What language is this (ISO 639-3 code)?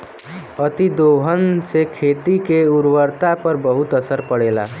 bho